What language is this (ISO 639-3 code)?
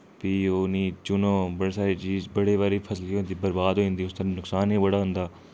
doi